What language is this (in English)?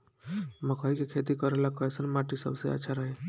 Bhojpuri